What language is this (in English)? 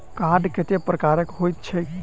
Maithili